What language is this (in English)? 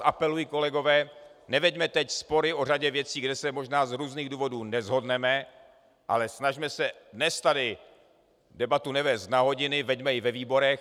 Czech